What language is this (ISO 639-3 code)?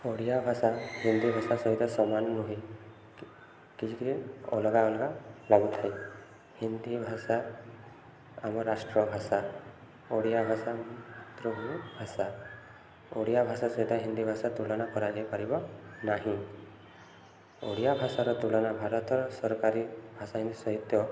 ori